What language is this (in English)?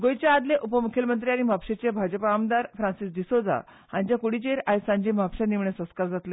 Konkani